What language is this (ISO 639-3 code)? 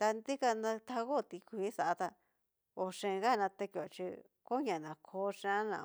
miu